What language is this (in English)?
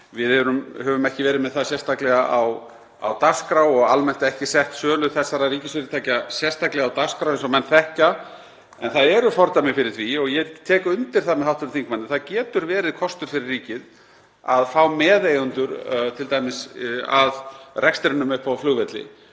Icelandic